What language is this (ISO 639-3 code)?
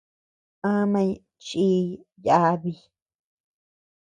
cux